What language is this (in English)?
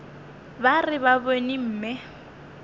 Northern Sotho